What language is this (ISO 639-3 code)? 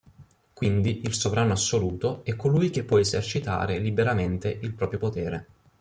ita